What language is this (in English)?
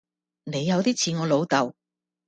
Cantonese